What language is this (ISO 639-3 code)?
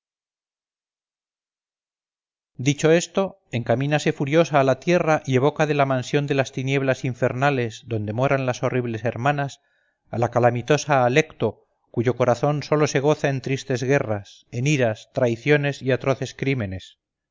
spa